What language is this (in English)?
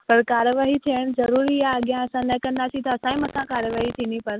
Sindhi